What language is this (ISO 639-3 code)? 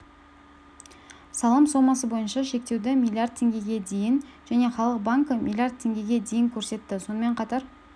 kaz